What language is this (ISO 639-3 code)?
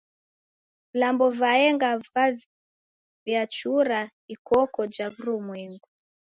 dav